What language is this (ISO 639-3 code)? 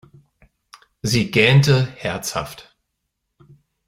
deu